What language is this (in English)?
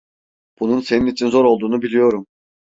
Turkish